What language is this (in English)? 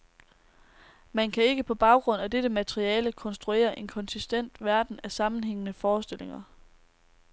Danish